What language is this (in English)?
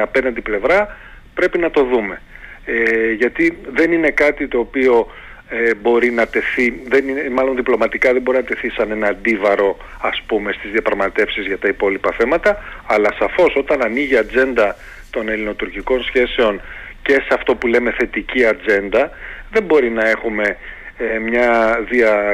Greek